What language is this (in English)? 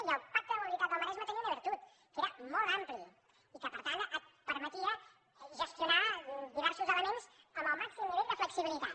Catalan